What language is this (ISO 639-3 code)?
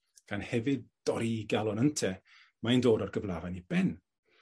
cym